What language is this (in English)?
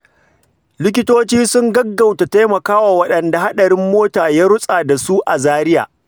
Hausa